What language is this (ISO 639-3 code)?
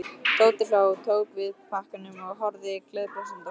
isl